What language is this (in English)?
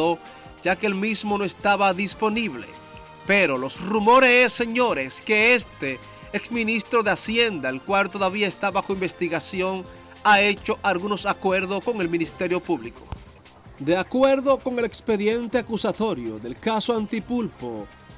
Spanish